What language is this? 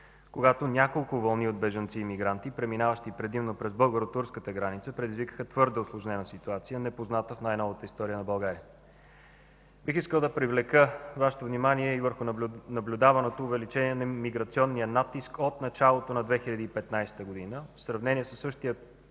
Bulgarian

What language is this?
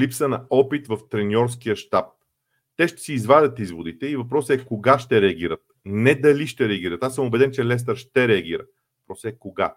Bulgarian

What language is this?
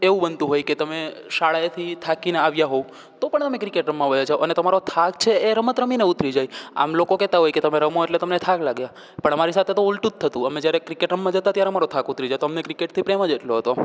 Gujarati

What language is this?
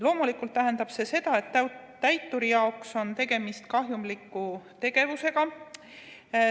Estonian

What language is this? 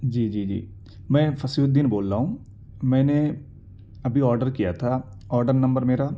Urdu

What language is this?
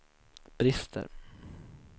Swedish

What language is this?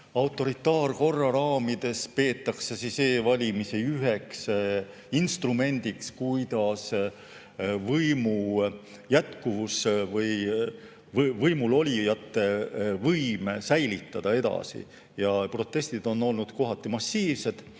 Estonian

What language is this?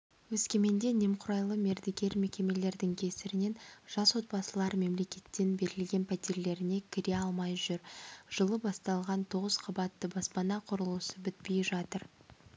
Kazakh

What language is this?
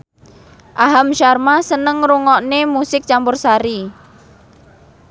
Javanese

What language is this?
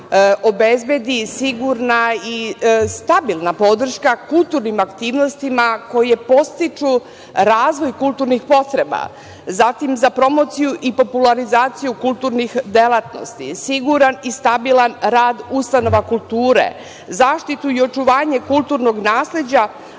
Serbian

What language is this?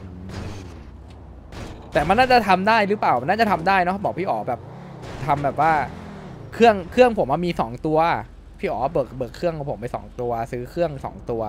Thai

